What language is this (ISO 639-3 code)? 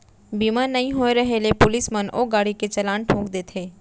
hne